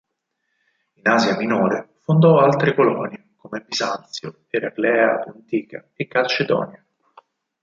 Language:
Italian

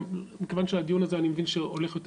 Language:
Hebrew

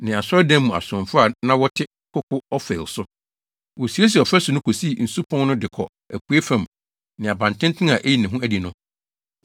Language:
Akan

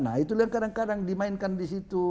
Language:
Indonesian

